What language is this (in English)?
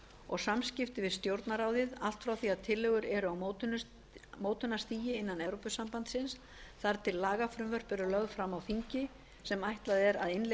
Icelandic